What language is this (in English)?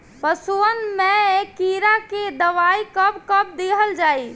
Bhojpuri